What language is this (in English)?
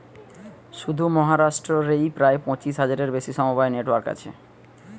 Bangla